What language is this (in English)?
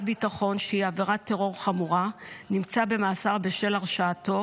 Hebrew